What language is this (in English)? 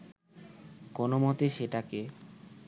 Bangla